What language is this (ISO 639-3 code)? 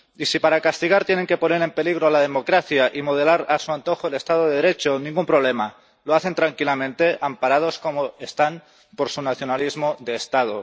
spa